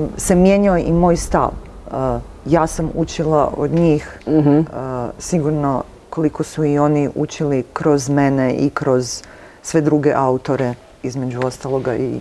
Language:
Croatian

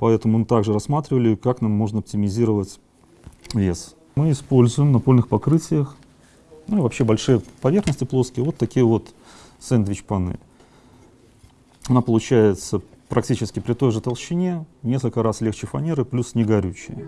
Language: Russian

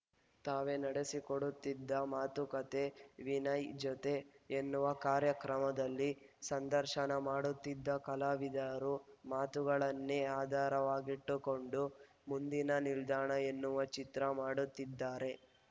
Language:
Kannada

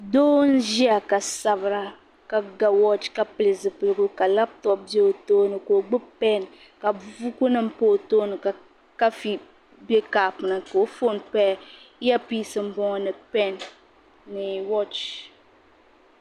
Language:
Dagbani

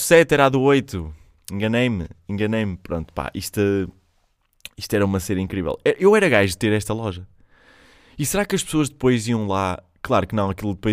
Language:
Portuguese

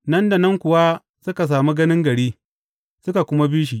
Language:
Hausa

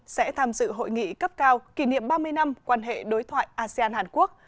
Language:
Vietnamese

